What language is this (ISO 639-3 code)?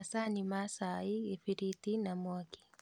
kik